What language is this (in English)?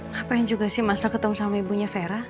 Indonesian